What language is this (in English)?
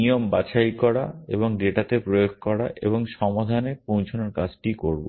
Bangla